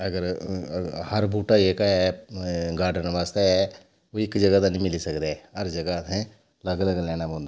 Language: Dogri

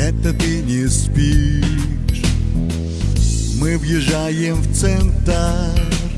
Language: Russian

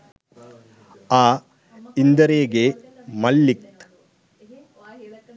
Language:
Sinhala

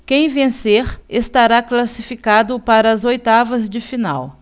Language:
Portuguese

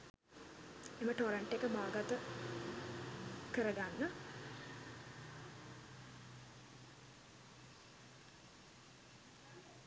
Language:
Sinhala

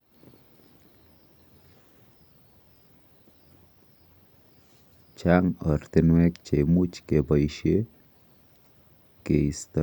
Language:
Kalenjin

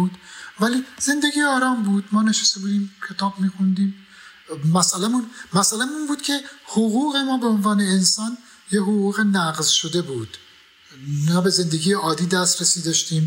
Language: Persian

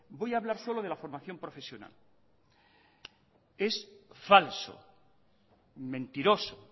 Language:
Spanish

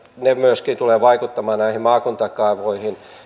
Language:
Finnish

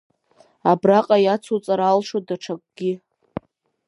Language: Abkhazian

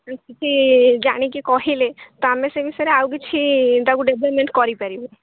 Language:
Odia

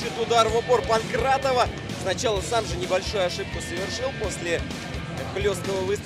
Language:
Russian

